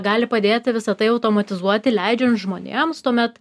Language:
Lithuanian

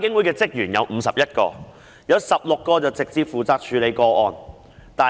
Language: Cantonese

